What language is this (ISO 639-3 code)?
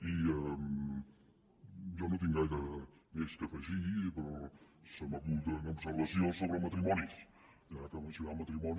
cat